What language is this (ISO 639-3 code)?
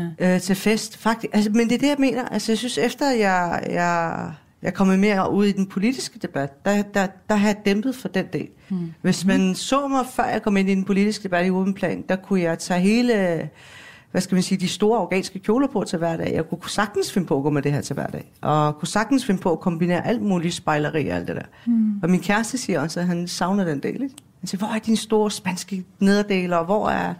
dan